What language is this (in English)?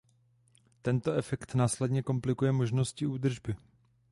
Czech